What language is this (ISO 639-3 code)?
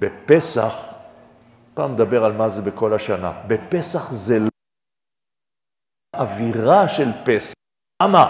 heb